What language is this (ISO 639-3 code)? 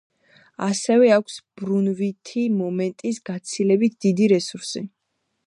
kat